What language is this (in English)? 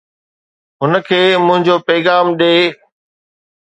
Sindhi